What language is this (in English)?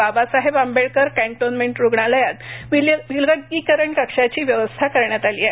Marathi